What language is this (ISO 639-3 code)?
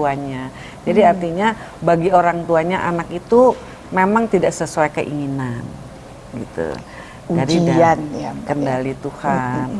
ind